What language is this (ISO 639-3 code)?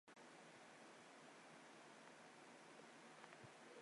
zho